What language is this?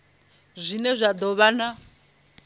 Venda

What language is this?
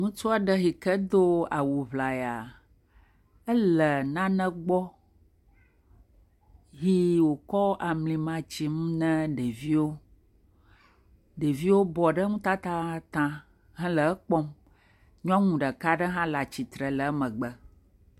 Ewe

